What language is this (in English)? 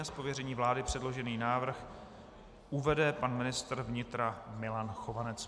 Czech